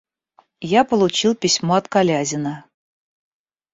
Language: Russian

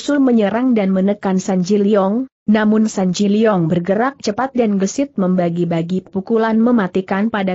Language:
Indonesian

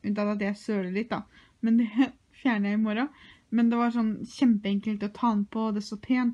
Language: Norwegian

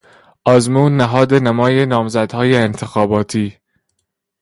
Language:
Persian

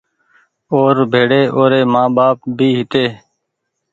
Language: Goaria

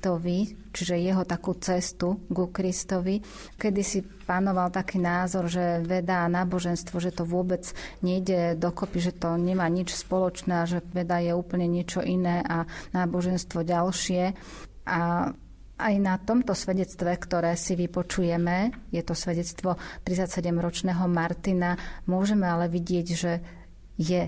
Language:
Slovak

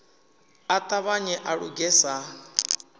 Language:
Venda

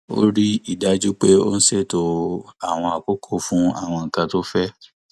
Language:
Yoruba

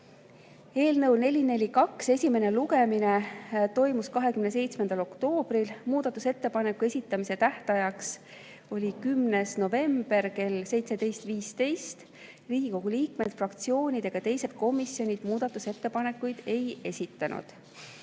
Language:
Estonian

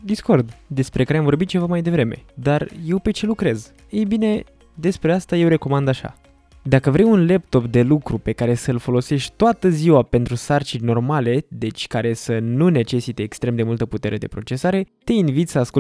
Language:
Romanian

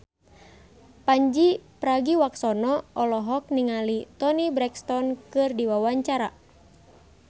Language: Sundanese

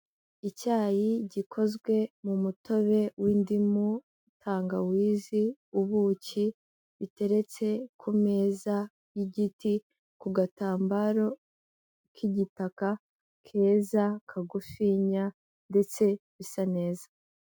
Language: Kinyarwanda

